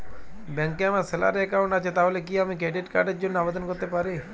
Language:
Bangla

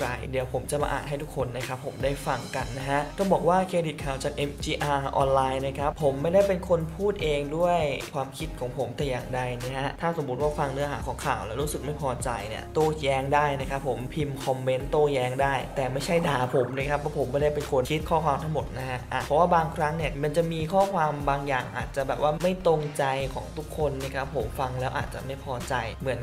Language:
Thai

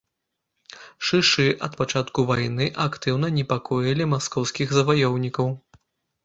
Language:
Belarusian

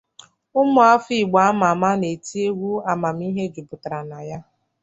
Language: Igbo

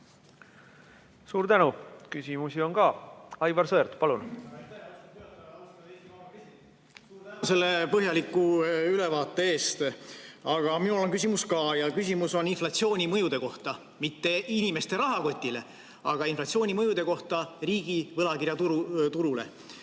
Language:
Estonian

